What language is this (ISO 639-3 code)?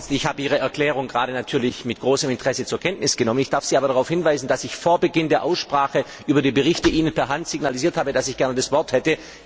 deu